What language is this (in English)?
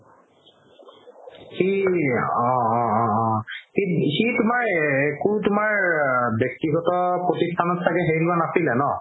Assamese